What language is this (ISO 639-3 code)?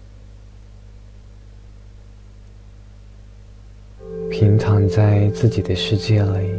zho